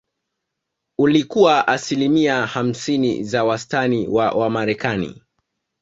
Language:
Swahili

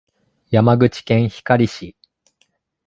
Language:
Japanese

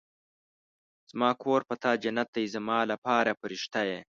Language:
Pashto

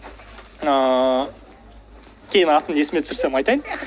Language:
Kazakh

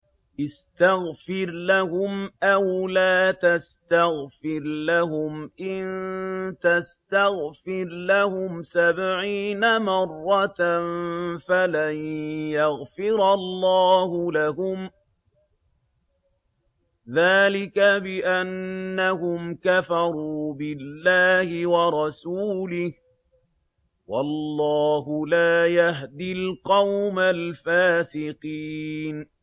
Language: Arabic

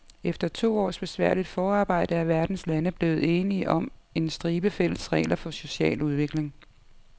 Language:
Danish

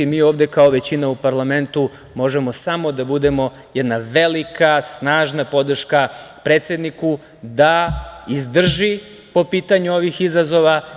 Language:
Serbian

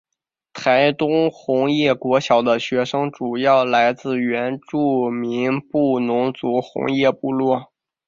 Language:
Chinese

